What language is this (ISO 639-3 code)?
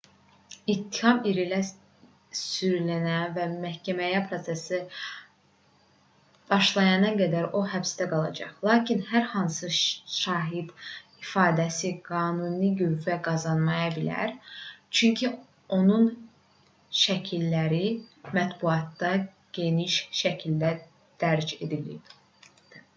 aze